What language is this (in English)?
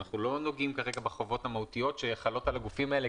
Hebrew